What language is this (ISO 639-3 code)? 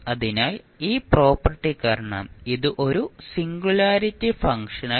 mal